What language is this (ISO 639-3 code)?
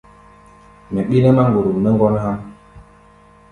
gba